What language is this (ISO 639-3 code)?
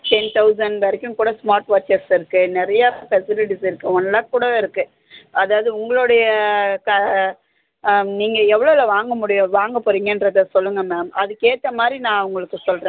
tam